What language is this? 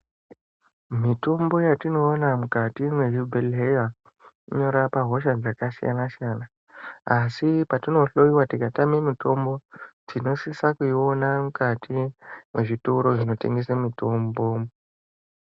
Ndau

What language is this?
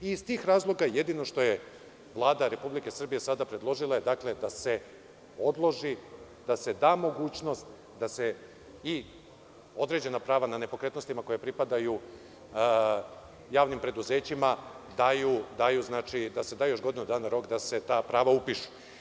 Serbian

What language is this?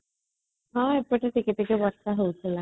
Odia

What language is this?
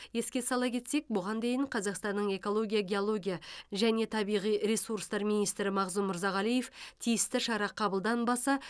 Kazakh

